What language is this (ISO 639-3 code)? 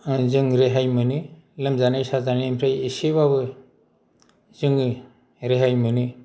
brx